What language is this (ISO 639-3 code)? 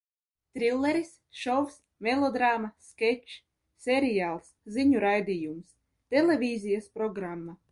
lav